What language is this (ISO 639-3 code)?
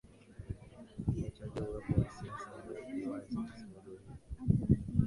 swa